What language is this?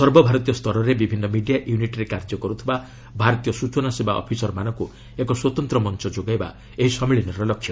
Odia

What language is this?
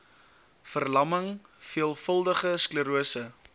Afrikaans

